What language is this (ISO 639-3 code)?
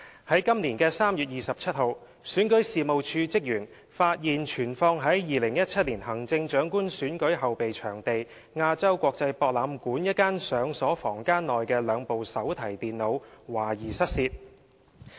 yue